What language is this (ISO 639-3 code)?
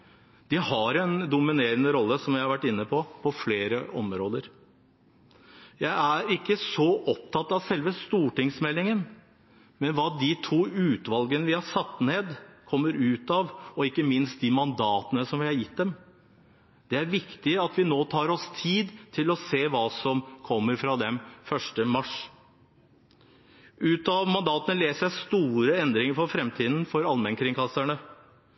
nob